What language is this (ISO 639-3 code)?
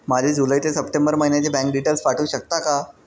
mar